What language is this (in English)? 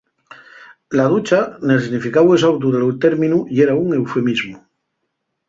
Asturian